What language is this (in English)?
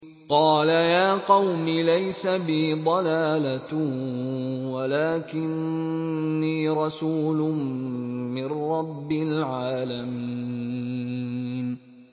Arabic